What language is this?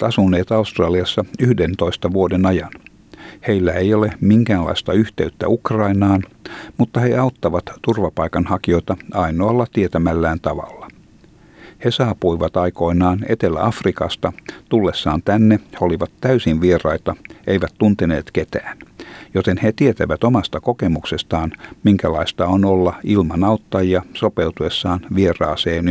Finnish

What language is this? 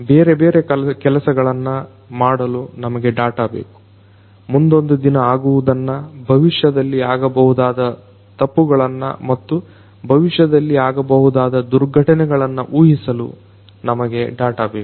Kannada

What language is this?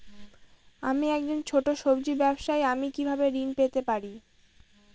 Bangla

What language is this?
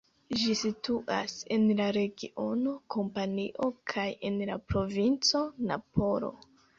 Esperanto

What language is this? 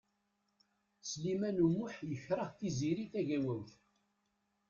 Kabyle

